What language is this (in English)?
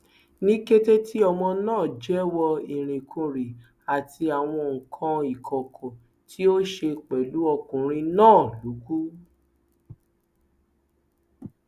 Yoruba